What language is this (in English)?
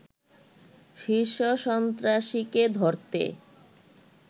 Bangla